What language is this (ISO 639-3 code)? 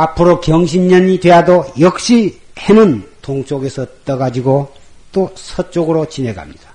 kor